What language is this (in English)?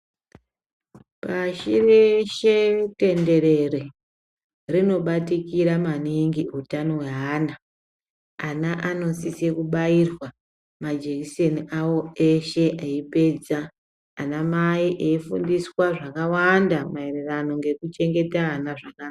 Ndau